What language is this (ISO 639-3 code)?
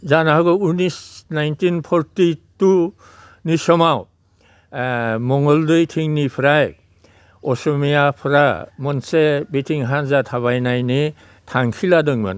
brx